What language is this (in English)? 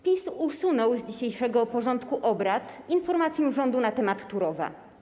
Polish